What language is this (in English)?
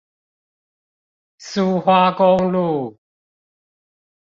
Chinese